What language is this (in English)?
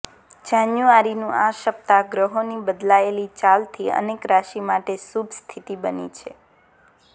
Gujarati